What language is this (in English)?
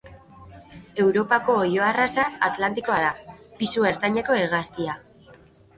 Basque